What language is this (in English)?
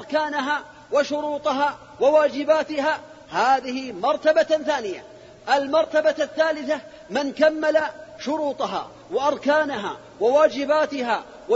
Arabic